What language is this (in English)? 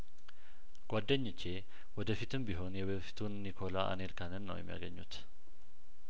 Amharic